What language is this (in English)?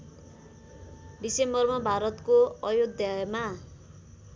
Nepali